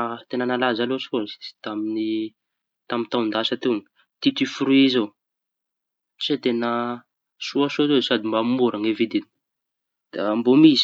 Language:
Tanosy Malagasy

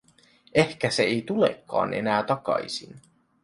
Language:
Finnish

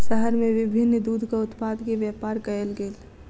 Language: Maithili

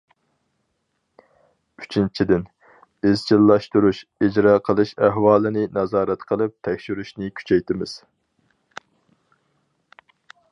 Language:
Uyghur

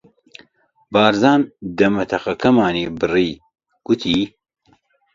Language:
Central Kurdish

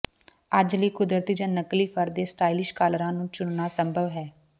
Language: Punjabi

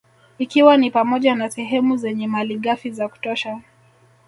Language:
Swahili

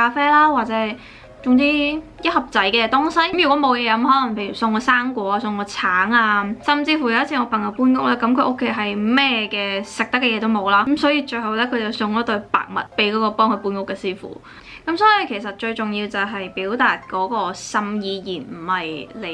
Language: Chinese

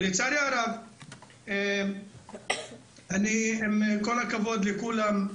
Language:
Hebrew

